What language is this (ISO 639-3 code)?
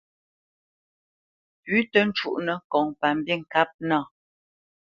bce